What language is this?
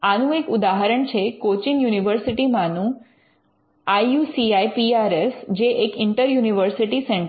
Gujarati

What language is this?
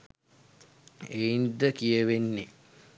Sinhala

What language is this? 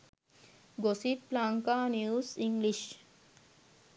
Sinhala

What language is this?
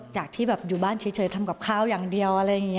Thai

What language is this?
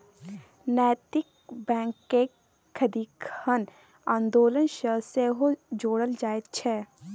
Maithili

